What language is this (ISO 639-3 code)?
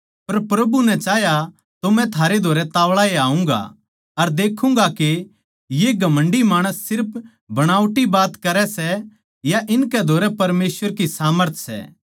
bgc